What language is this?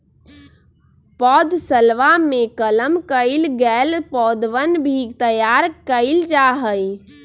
Magahi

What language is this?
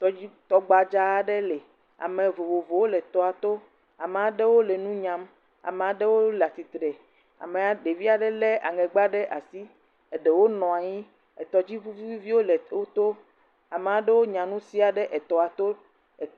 Ewe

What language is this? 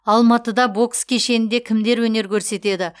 Kazakh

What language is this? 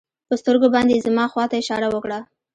Pashto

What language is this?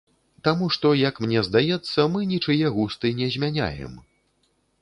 Belarusian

